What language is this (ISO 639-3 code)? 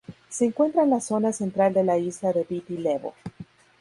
spa